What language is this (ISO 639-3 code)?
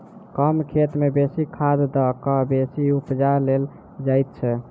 mai